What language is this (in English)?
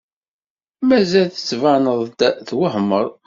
Kabyle